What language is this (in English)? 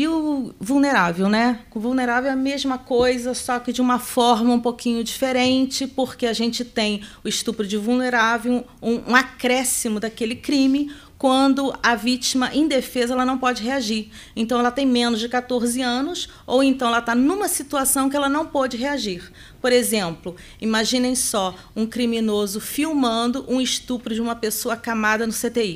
Portuguese